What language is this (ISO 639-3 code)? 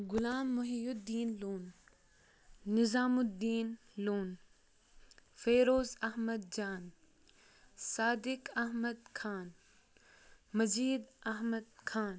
kas